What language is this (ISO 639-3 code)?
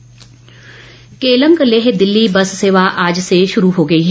hin